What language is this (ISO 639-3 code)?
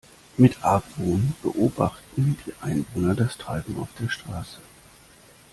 deu